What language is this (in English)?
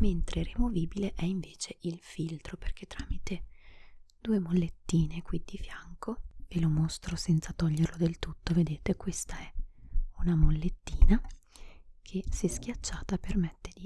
Italian